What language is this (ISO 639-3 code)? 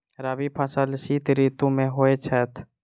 mai